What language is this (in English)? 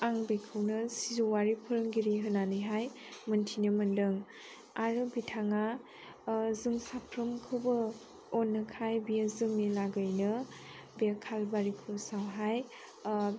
Bodo